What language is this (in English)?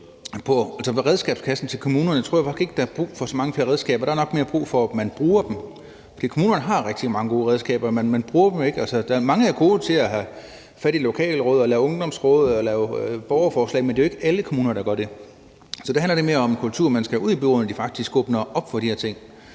Danish